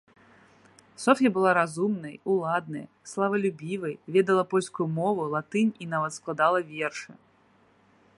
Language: Belarusian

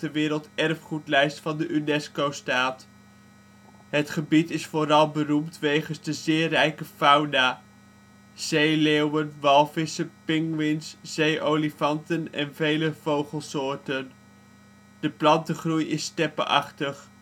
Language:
Dutch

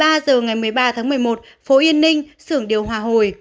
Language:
Vietnamese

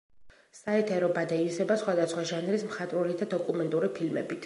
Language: Georgian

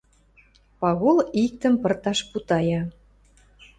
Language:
Western Mari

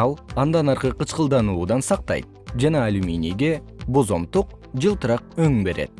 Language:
Kyrgyz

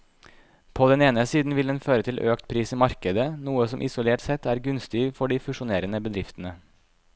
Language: Norwegian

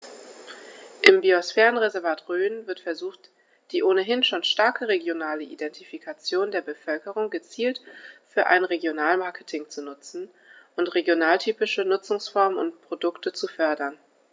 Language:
German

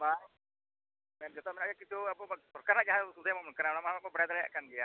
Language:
Santali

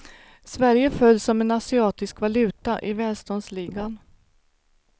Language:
Swedish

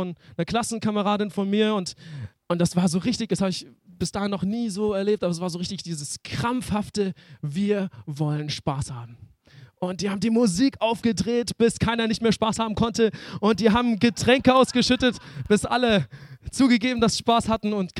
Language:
German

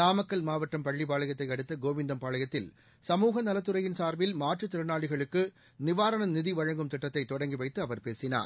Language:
Tamil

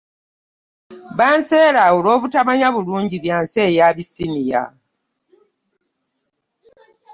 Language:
Ganda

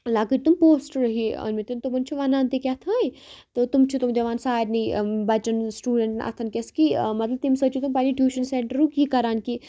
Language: Kashmiri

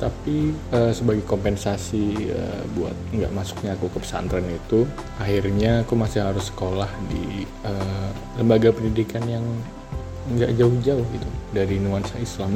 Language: Indonesian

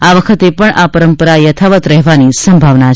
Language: Gujarati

